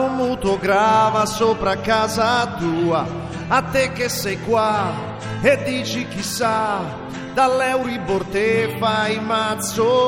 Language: Italian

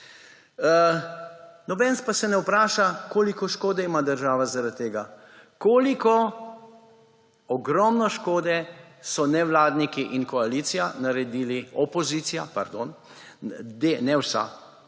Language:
Slovenian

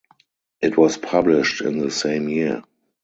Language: English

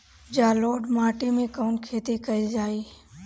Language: Bhojpuri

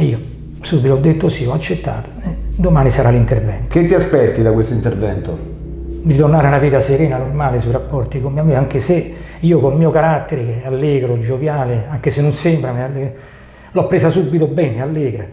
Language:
Italian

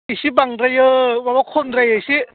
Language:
Bodo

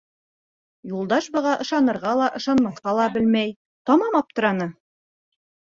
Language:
Bashkir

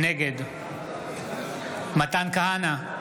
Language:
Hebrew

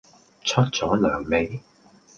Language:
Cantonese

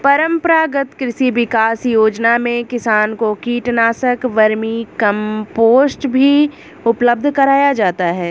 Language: Hindi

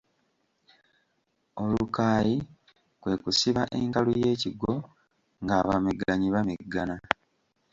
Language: Ganda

